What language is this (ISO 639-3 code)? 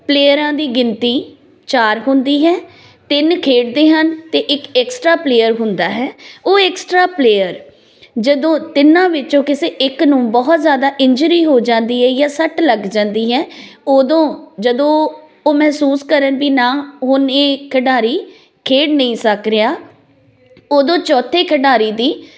pan